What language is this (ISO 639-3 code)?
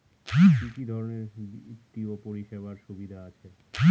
ben